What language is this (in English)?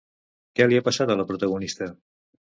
Catalan